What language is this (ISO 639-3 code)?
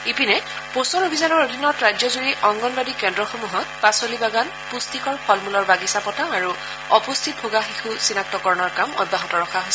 asm